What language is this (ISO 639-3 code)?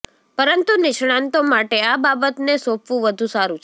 guj